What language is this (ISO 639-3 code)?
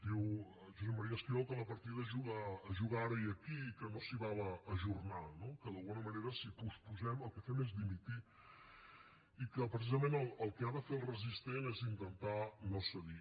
cat